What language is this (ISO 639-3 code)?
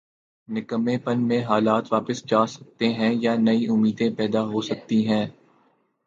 urd